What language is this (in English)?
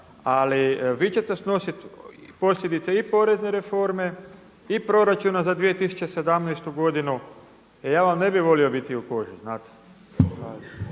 Croatian